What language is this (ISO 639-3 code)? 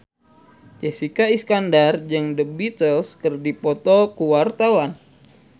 sun